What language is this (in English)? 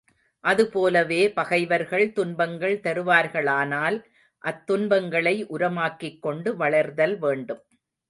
Tamil